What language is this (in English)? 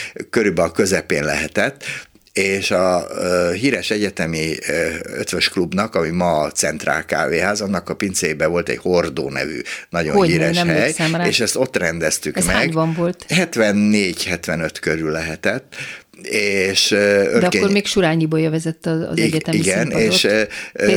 Hungarian